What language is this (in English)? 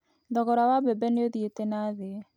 Kikuyu